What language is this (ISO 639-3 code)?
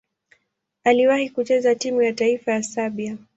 swa